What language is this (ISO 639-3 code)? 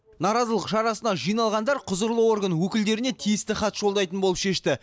kaz